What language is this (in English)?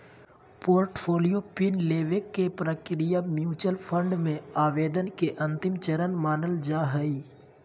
Magahi